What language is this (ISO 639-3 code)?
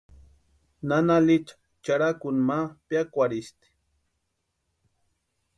pua